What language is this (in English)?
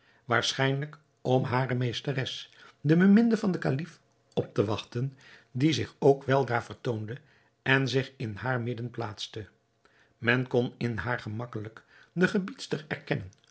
Dutch